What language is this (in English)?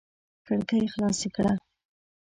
Pashto